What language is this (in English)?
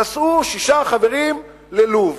Hebrew